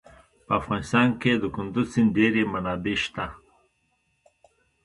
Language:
Pashto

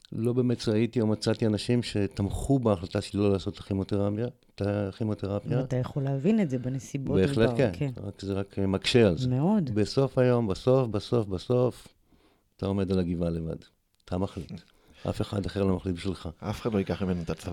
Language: Hebrew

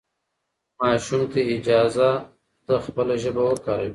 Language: Pashto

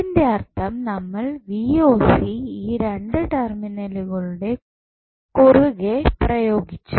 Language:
Malayalam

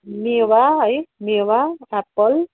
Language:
Nepali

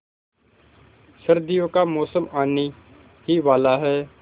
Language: Hindi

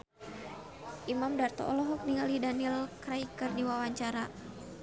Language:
Sundanese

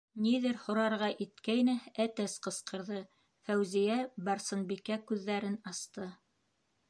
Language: Bashkir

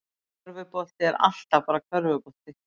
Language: Icelandic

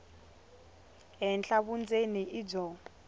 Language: Tsonga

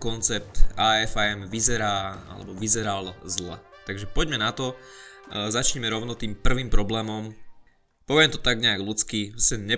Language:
Slovak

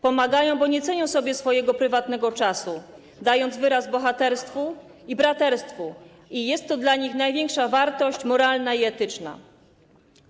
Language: Polish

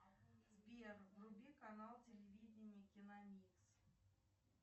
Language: Russian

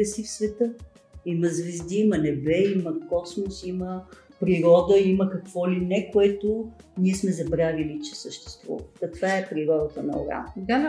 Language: Bulgarian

